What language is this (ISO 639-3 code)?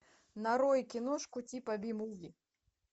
rus